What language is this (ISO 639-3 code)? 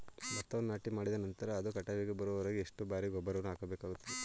kan